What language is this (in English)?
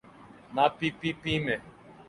Urdu